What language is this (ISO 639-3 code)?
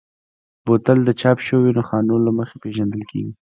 pus